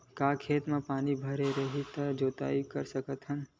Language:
Chhattisgarhi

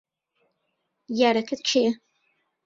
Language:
Central Kurdish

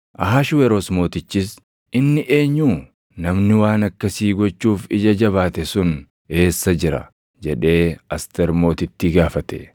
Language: Oromo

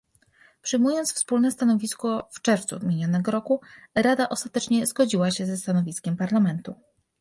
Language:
Polish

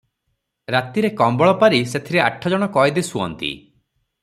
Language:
Odia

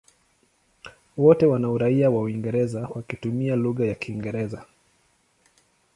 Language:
Swahili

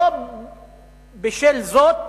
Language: Hebrew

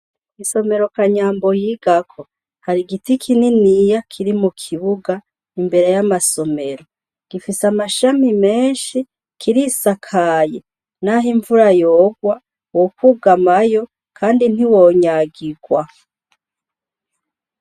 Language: Rundi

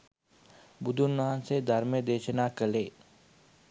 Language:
Sinhala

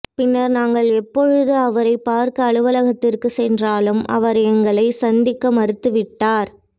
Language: Tamil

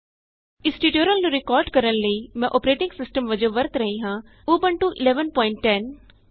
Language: Punjabi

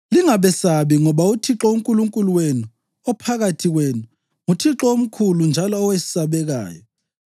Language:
North Ndebele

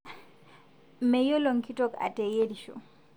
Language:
Masai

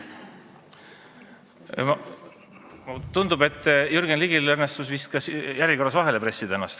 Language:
Estonian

